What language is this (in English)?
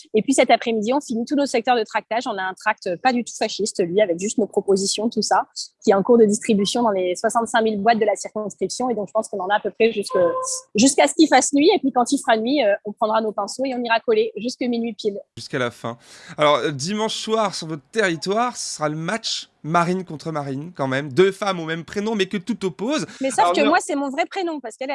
French